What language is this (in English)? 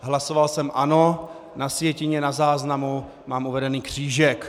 Czech